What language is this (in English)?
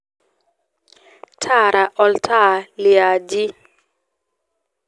Masai